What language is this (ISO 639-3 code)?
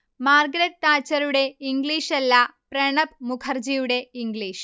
mal